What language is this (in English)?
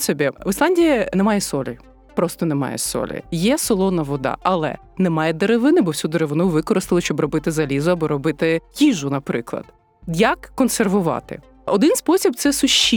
Ukrainian